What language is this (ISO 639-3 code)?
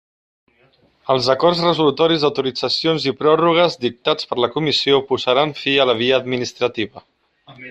cat